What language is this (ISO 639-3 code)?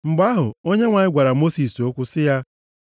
ibo